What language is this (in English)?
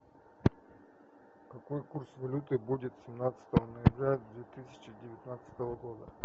Russian